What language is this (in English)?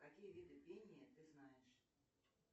Russian